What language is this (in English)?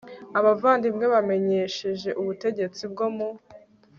Kinyarwanda